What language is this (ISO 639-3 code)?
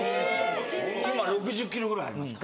jpn